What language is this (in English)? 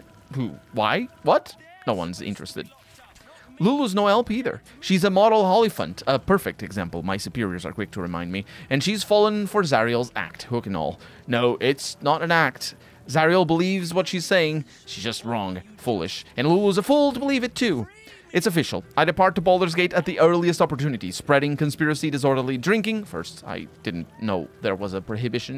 English